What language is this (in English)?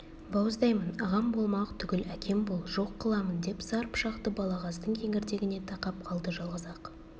Kazakh